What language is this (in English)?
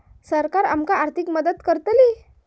Marathi